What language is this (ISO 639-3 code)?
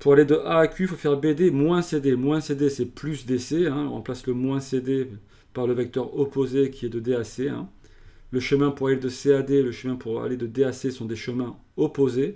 fra